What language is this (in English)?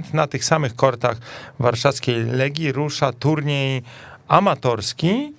Polish